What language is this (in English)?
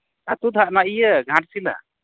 Santali